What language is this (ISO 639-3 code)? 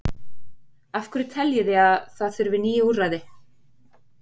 isl